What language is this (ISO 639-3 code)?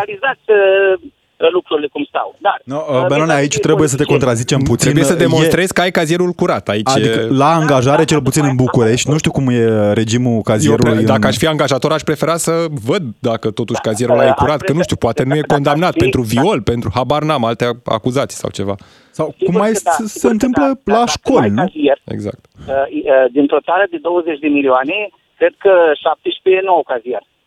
ron